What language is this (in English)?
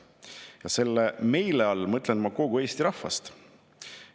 Estonian